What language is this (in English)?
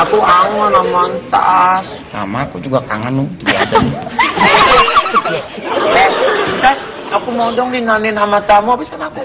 Indonesian